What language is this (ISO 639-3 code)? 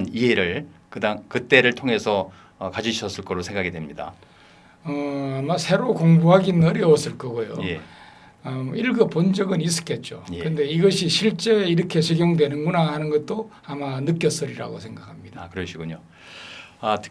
kor